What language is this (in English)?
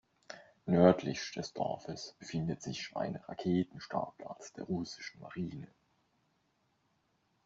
German